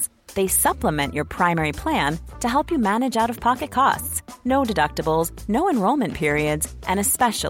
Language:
Arabic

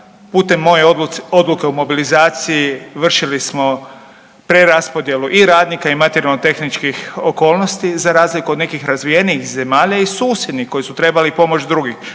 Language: Croatian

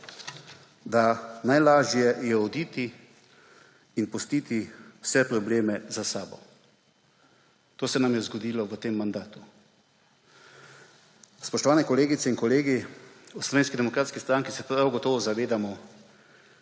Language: Slovenian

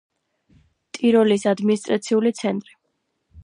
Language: Georgian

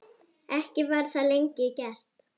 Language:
Icelandic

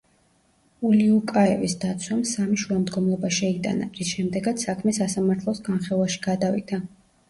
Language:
Georgian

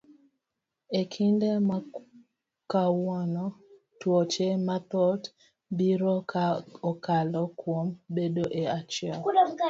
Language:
Luo (Kenya and Tanzania)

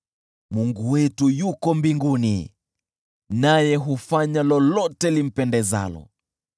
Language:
Swahili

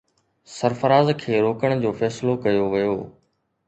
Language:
Sindhi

